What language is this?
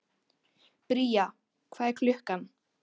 Icelandic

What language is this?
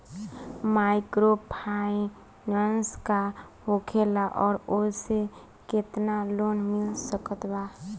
Bhojpuri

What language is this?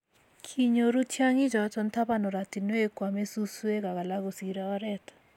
Kalenjin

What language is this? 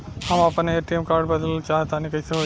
Bhojpuri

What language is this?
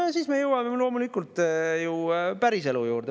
Estonian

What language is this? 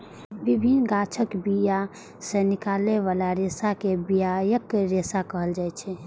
Maithili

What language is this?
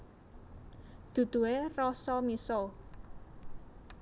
Javanese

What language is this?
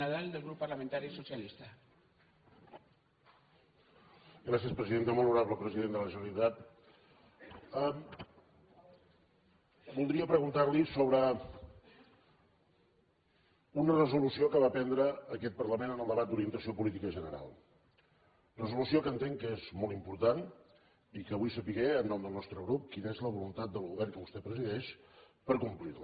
Catalan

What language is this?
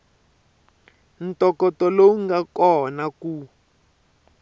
Tsonga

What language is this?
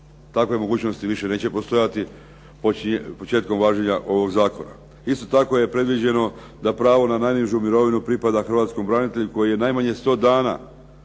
Croatian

